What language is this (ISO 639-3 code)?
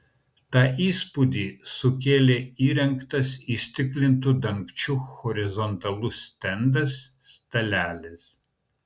lit